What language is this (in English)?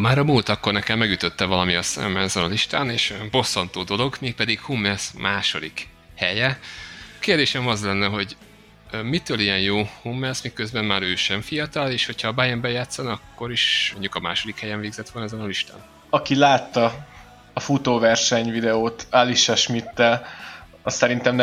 Hungarian